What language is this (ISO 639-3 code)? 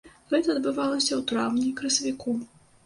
bel